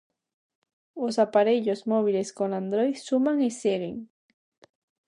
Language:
Galician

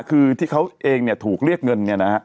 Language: Thai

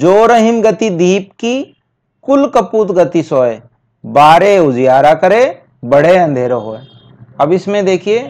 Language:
Hindi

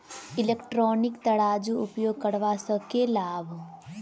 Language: Maithili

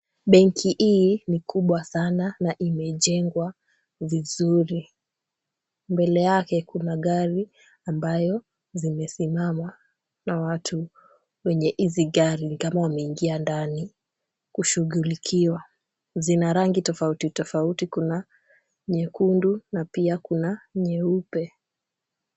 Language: Swahili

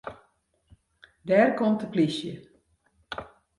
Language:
Western Frisian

